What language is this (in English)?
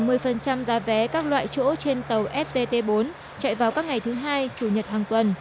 Vietnamese